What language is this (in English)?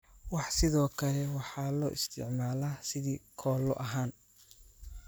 Somali